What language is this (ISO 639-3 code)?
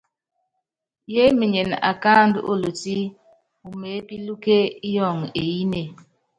yav